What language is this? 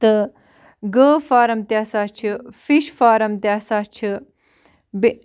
Kashmiri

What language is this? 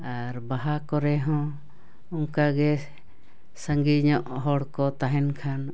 Santali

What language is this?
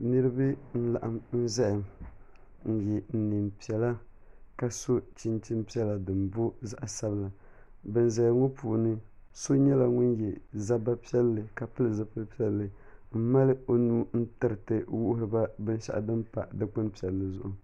Dagbani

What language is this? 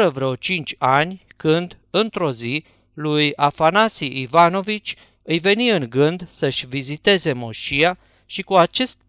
Romanian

